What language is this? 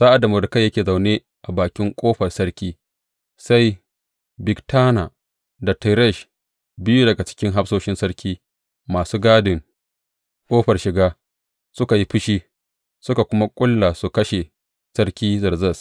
Hausa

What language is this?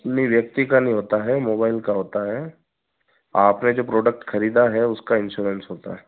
Hindi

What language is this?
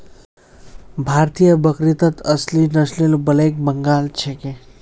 Magahi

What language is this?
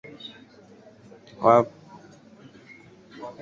Swahili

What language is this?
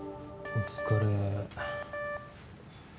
Japanese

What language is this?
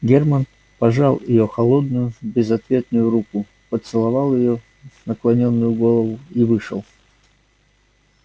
Russian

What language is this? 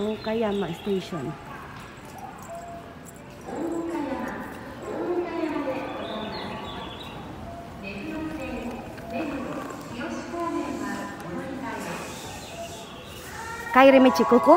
Japanese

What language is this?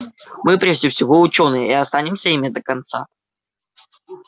Russian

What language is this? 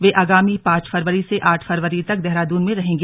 Hindi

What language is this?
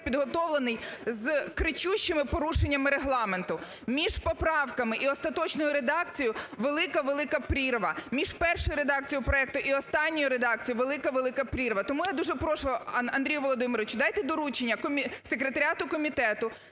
Ukrainian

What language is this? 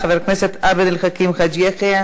Hebrew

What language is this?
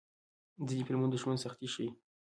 Pashto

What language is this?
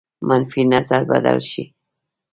Pashto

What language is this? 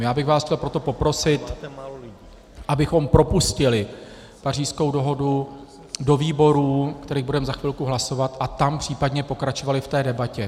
Czech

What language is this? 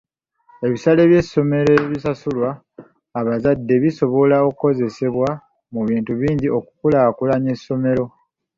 Ganda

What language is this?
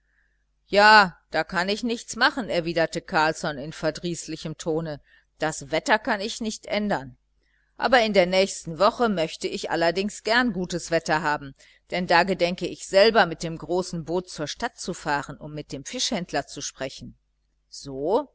German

